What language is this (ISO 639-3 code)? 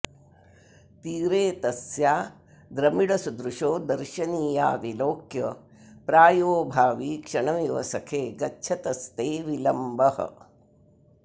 san